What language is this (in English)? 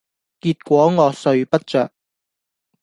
Cantonese